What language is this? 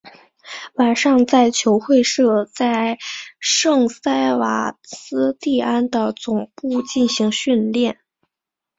Chinese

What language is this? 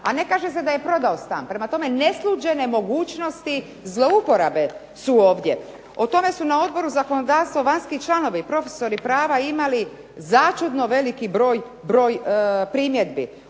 Croatian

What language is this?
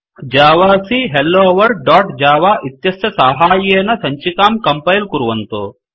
Sanskrit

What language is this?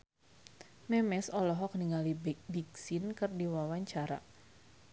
Sundanese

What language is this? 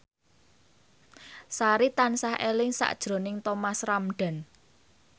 Javanese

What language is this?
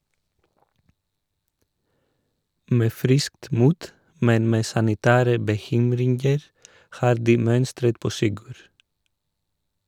Norwegian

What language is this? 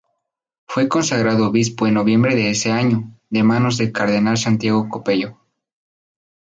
Spanish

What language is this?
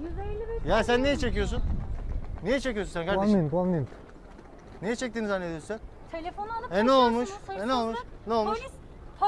Turkish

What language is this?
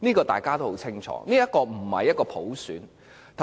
Cantonese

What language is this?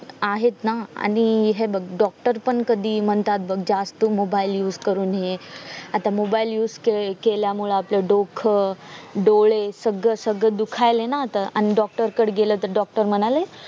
Marathi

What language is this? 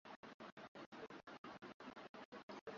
Swahili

